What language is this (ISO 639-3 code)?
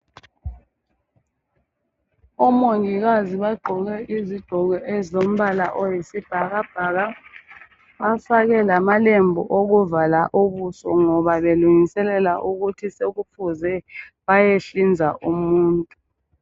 nde